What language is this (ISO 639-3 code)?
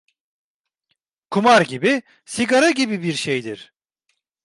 tur